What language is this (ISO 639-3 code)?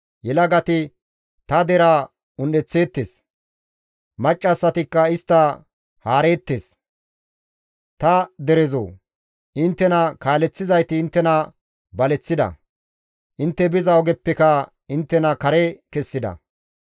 gmv